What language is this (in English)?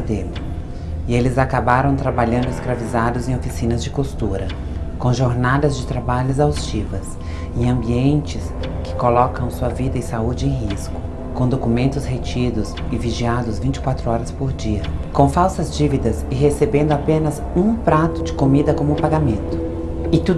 Portuguese